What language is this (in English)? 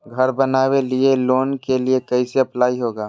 Magahi